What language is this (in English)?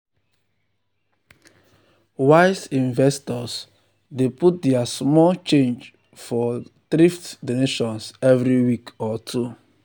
Nigerian Pidgin